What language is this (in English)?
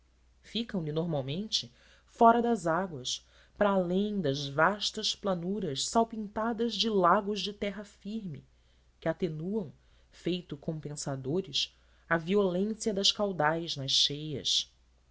Portuguese